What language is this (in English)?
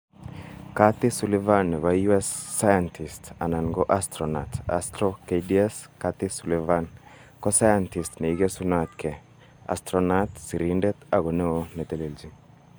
Kalenjin